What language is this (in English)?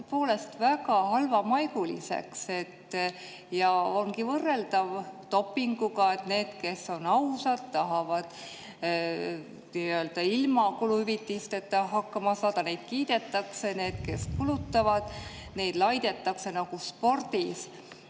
Estonian